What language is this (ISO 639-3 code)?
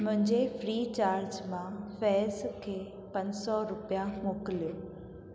snd